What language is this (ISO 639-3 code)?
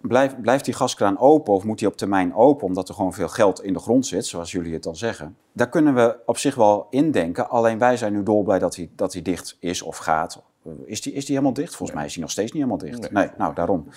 nld